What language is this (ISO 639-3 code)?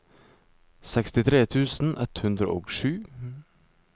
nor